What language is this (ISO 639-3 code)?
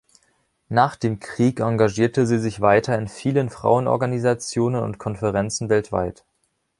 deu